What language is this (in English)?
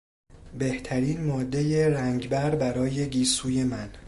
Persian